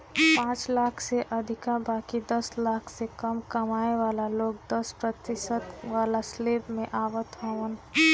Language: Bhojpuri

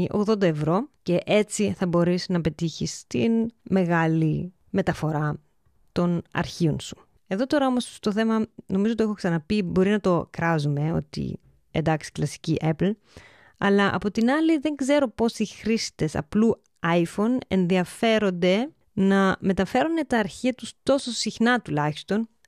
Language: Greek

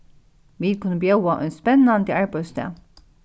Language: Faroese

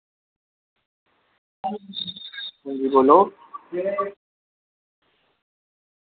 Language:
Dogri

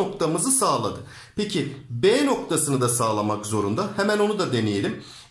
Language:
Turkish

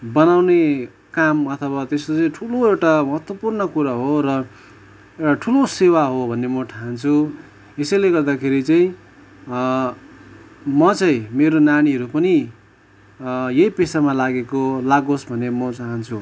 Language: Nepali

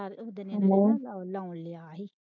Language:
Punjabi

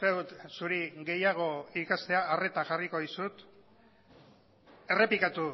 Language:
Basque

